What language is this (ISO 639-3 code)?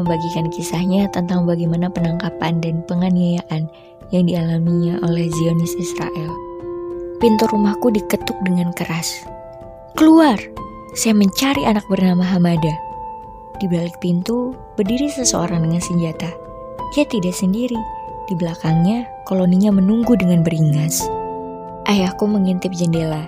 ind